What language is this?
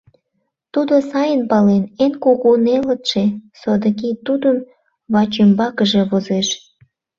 Mari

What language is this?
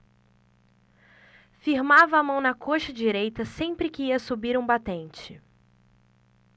Portuguese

